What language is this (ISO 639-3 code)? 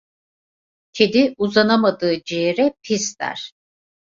tur